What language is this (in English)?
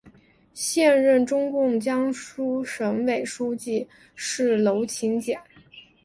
Chinese